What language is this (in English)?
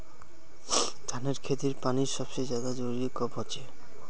Magahi